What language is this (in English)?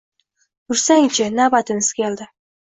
Uzbek